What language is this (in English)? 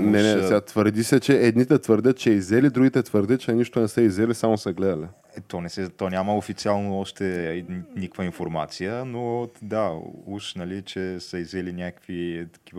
Bulgarian